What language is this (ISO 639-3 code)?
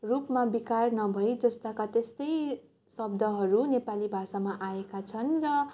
nep